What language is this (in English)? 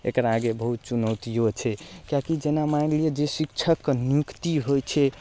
Maithili